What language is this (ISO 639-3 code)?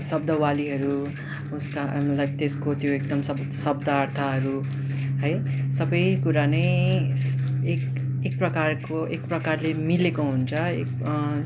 nep